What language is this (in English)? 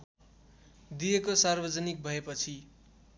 Nepali